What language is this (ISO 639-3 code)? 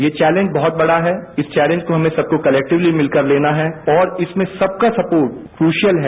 hin